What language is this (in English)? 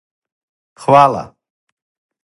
Serbian